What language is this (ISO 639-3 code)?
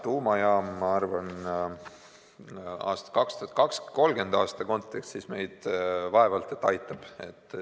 est